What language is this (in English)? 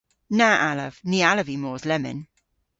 Cornish